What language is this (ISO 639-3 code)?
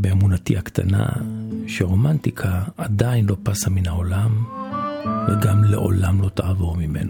heb